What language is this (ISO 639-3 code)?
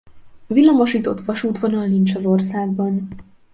hun